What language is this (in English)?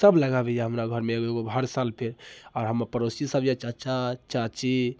Maithili